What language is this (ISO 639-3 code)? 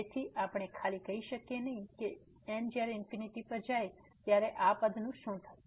guj